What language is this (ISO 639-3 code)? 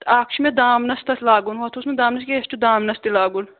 kas